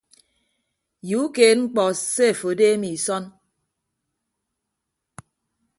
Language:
Ibibio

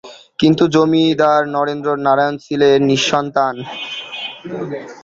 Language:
Bangla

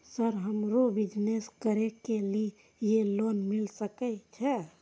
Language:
Maithili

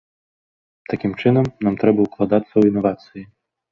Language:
Belarusian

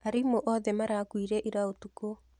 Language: Kikuyu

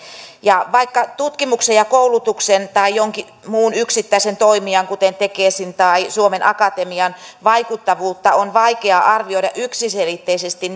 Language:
Finnish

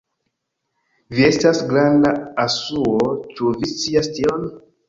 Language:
Esperanto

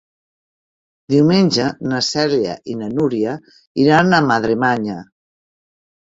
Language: Catalan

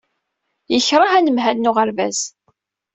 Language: Kabyle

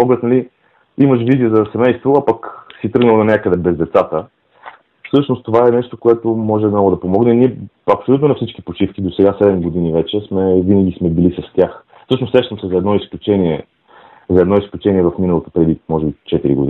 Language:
Bulgarian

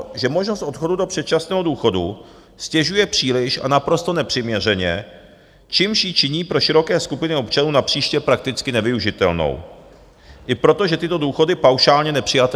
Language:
Czech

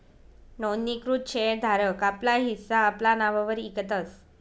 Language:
Marathi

